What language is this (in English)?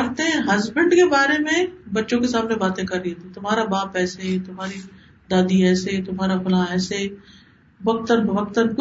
Urdu